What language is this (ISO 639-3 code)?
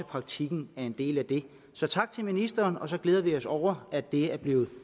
dan